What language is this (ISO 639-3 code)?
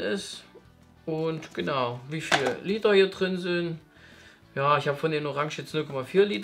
deu